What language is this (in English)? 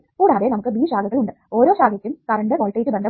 Malayalam